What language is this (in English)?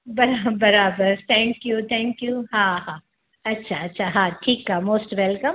Sindhi